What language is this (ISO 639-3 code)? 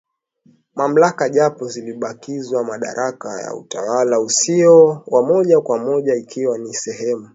swa